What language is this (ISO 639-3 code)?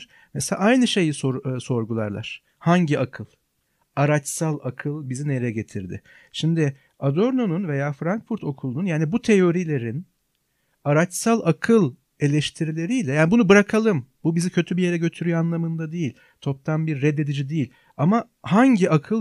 tur